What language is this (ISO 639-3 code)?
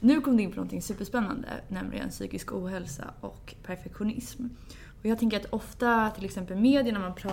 swe